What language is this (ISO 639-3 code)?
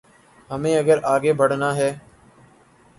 urd